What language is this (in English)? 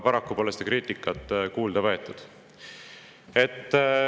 Estonian